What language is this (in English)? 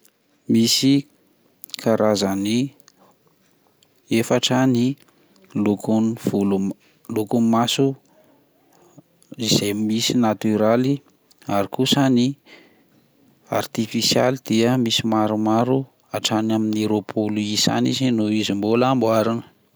Malagasy